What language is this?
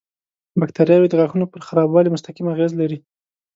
Pashto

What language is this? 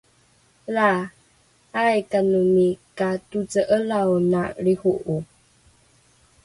Rukai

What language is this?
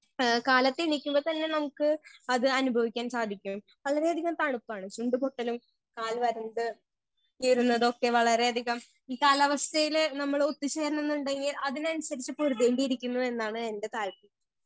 Malayalam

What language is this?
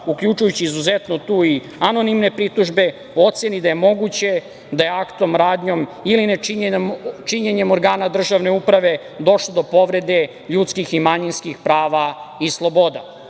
Serbian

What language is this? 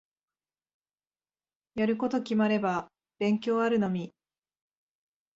Japanese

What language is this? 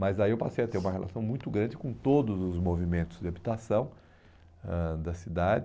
Portuguese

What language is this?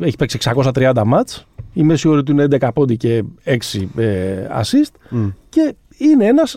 Greek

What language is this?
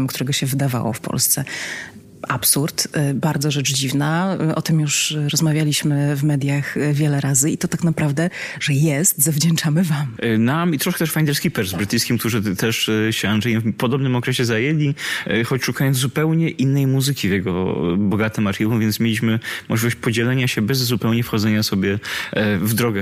Polish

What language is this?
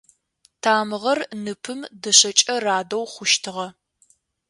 Adyghe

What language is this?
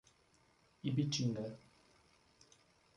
Portuguese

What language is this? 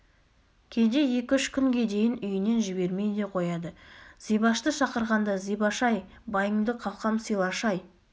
Kazakh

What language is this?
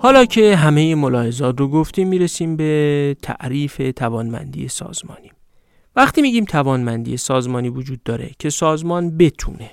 Persian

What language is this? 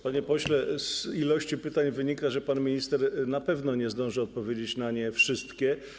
Polish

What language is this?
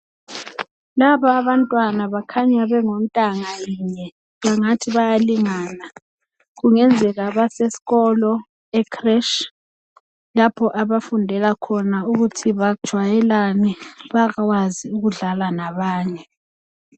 North Ndebele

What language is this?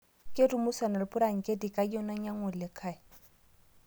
Masai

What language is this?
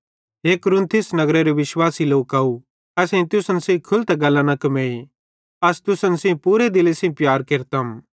Bhadrawahi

